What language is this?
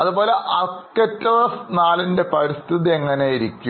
Malayalam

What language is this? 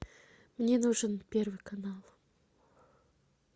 Russian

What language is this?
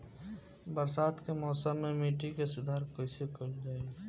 Bhojpuri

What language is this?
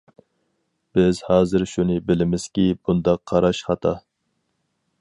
Uyghur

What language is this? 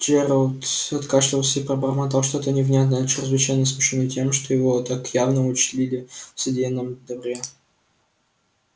Russian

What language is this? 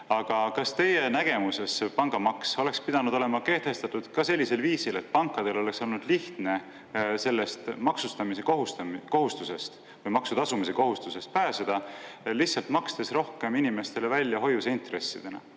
Estonian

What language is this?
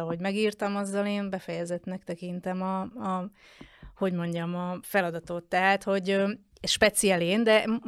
Hungarian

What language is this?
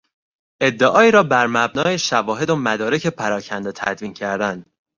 Persian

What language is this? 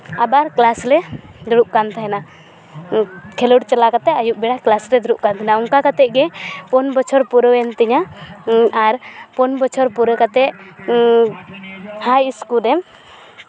Santali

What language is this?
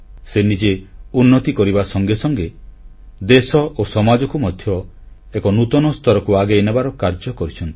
Odia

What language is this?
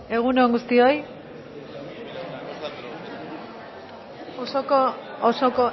Basque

